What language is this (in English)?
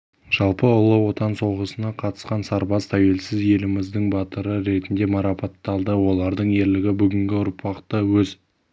Kazakh